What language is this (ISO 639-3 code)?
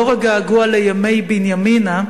heb